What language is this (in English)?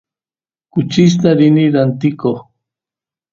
Santiago del Estero Quichua